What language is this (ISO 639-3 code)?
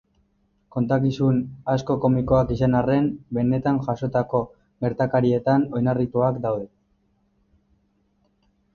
eus